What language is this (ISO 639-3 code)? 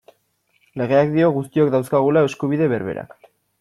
eus